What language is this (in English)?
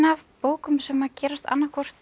Icelandic